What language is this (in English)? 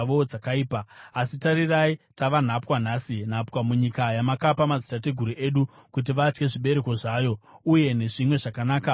Shona